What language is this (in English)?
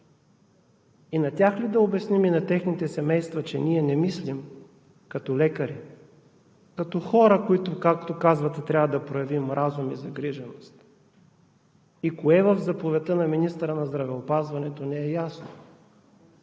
Bulgarian